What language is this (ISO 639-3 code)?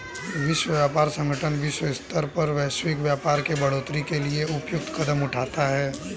hin